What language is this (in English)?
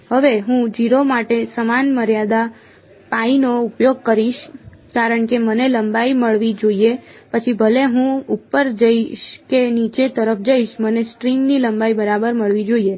Gujarati